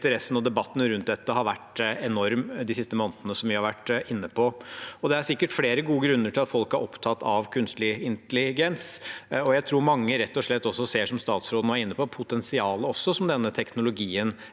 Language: Norwegian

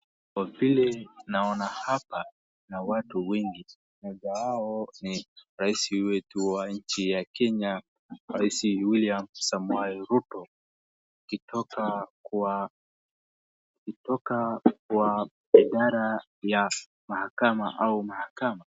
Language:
Swahili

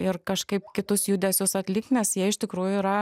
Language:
Lithuanian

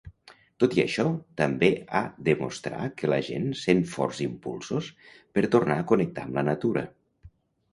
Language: Catalan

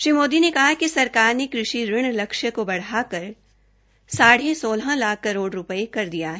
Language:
Hindi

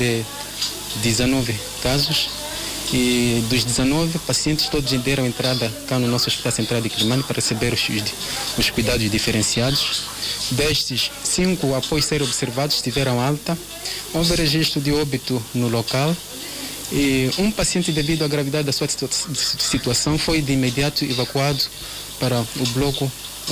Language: Portuguese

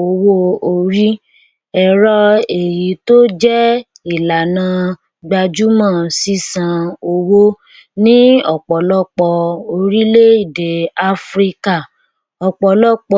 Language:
Yoruba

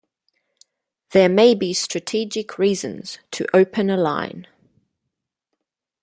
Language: English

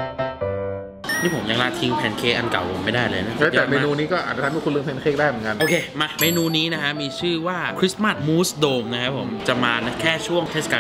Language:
Thai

